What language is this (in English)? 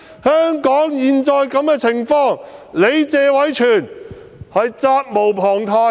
Cantonese